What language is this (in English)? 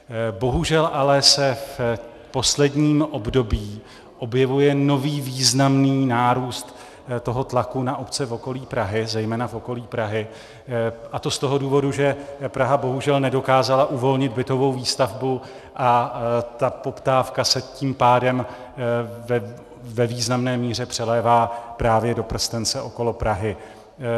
Czech